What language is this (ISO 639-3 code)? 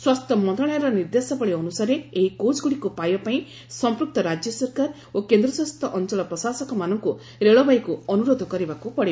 ori